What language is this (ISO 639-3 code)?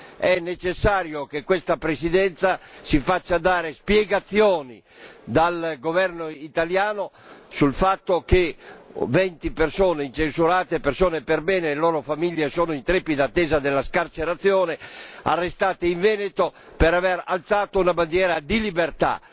ita